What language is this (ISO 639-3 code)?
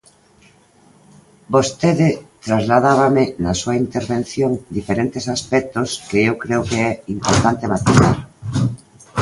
glg